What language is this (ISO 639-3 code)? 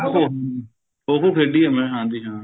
pan